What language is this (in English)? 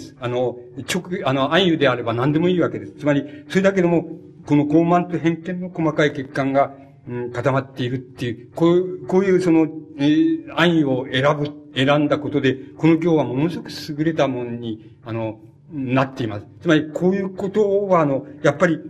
Japanese